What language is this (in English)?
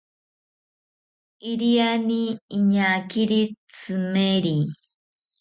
South Ucayali Ashéninka